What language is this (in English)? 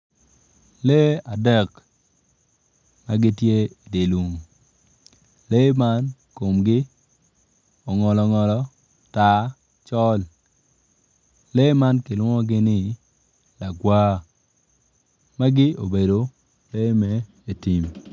Acoli